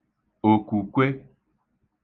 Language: Igbo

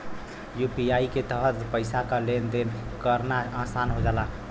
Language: Bhojpuri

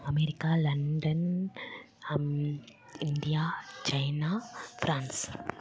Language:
Tamil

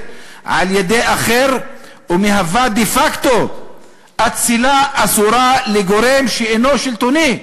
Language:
Hebrew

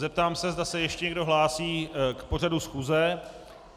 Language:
Czech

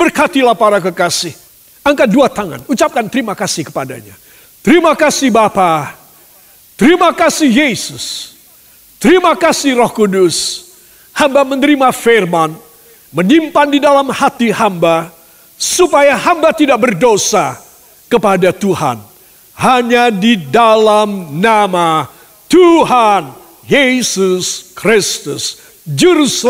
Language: Indonesian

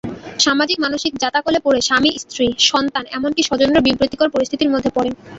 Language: Bangla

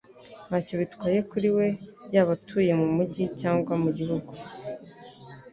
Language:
Kinyarwanda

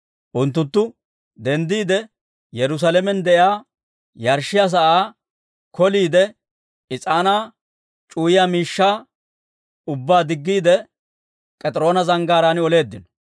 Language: Dawro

